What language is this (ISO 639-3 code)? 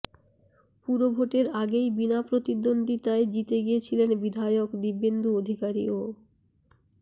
ben